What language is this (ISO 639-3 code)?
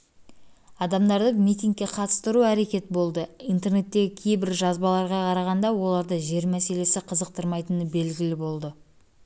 kaz